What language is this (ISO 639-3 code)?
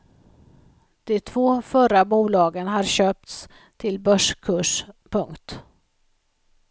swe